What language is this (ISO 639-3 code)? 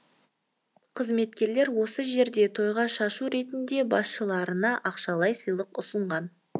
kaz